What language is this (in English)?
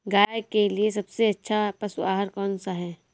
Hindi